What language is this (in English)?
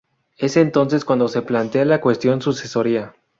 Spanish